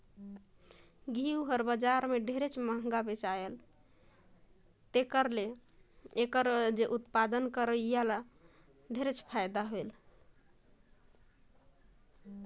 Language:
Chhattisgarhi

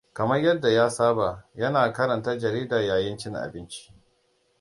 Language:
Hausa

